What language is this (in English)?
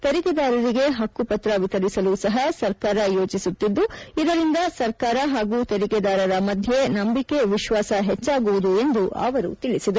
Kannada